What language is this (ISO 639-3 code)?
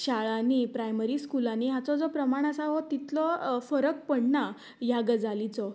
kok